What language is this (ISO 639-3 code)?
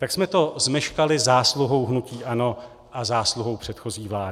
ces